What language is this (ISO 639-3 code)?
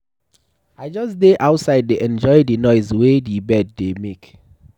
pcm